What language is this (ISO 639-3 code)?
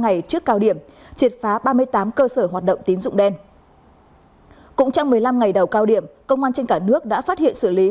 vie